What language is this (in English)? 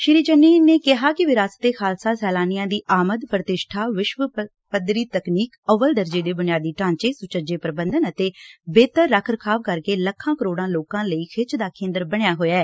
Punjabi